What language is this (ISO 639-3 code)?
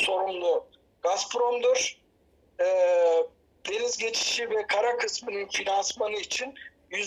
tur